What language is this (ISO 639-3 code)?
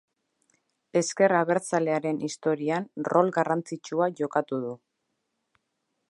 eus